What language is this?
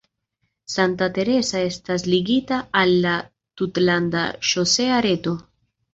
Esperanto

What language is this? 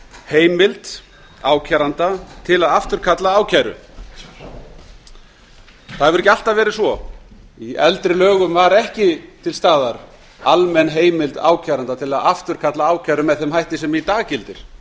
Icelandic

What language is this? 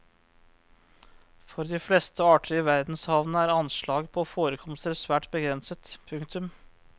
Norwegian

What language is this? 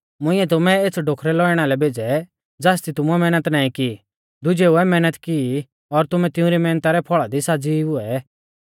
Mahasu Pahari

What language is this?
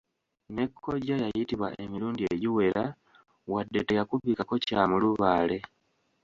Ganda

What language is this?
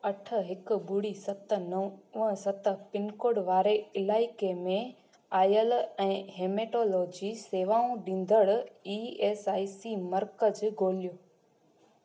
Sindhi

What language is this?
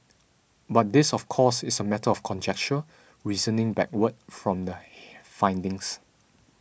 English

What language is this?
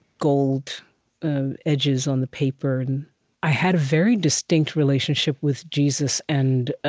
English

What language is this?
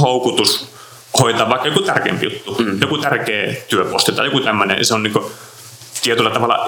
Finnish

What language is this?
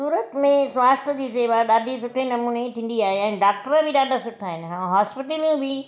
Sindhi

